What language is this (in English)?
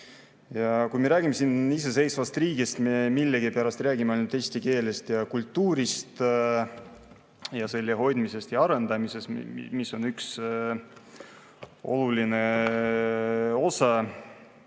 Estonian